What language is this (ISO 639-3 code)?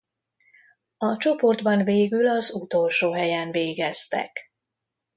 hun